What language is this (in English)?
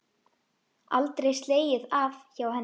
Icelandic